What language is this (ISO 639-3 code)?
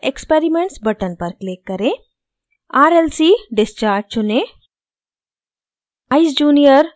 hin